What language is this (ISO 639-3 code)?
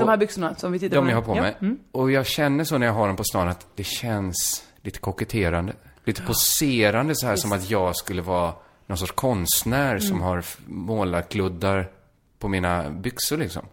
swe